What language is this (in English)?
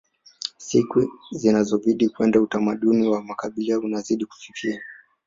Swahili